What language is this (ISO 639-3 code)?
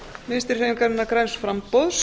isl